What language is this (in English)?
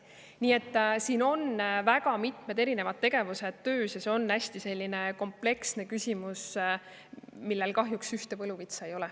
Estonian